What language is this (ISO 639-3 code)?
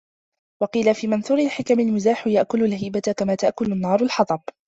ara